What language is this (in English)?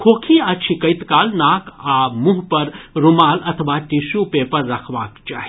Maithili